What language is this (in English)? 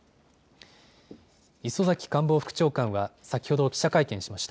Japanese